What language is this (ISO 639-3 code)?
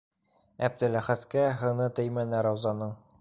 bak